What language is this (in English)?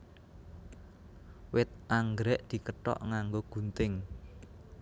Javanese